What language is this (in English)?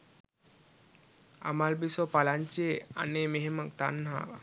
Sinhala